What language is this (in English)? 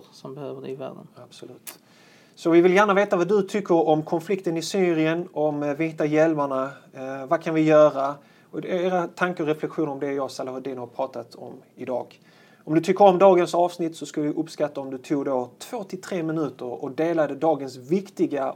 Swedish